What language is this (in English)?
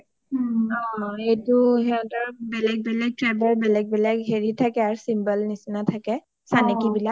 Assamese